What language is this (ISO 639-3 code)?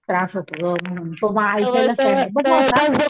mar